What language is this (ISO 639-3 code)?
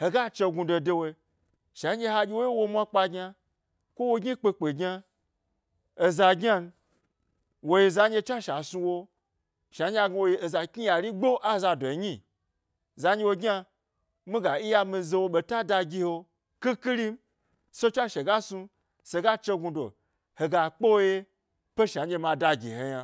gby